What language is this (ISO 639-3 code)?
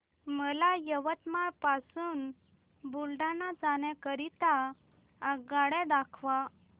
mar